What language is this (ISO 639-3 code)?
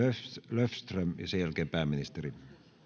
fin